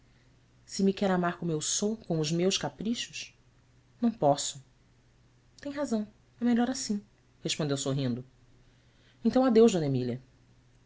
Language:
Portuguese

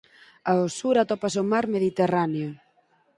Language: Galician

